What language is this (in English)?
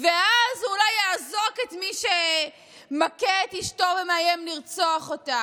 Hebrew